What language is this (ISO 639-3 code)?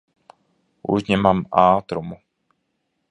lav